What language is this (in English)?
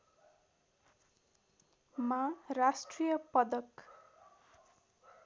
Nepali